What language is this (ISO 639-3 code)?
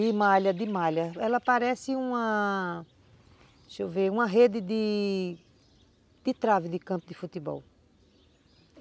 por